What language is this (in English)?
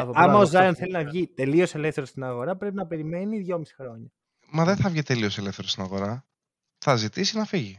Greek